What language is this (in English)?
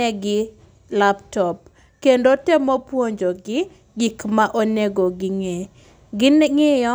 Luo (Kenya and Tanzania)